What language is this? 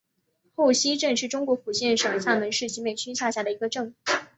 Chinese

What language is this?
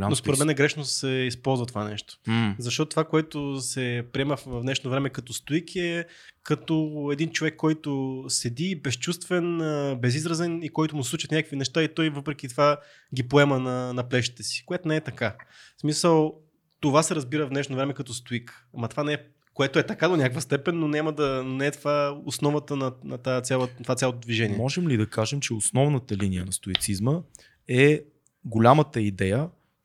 Bulgarian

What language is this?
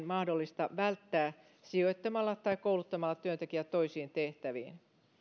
Finnish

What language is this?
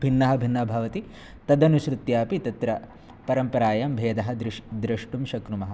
Sanskrit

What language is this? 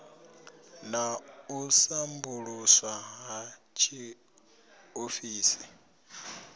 Venda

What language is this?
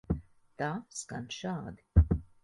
Latvian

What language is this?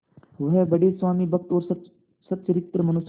Hindi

